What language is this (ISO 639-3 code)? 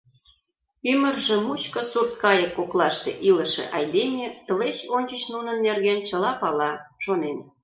chm